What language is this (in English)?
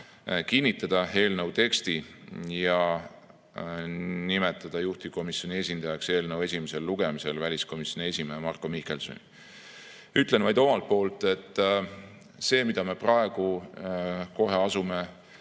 Estonian